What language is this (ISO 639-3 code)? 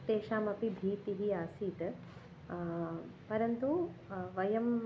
san